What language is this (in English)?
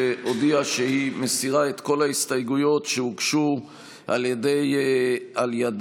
Hebrew